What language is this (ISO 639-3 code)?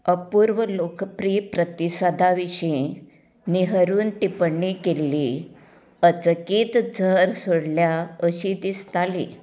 kok